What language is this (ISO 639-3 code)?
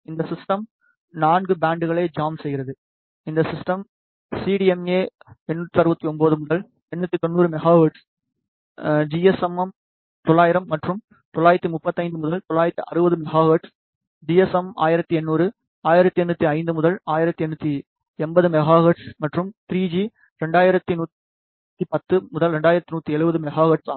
tam